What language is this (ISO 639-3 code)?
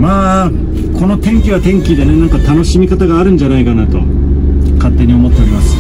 jpn